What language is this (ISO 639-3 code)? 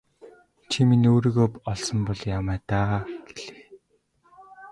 mon